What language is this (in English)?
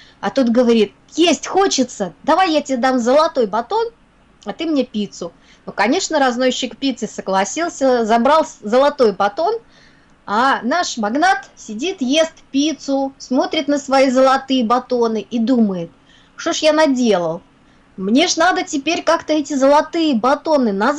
Russian